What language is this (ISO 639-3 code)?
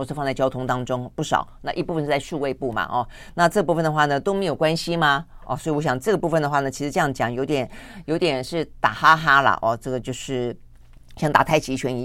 zho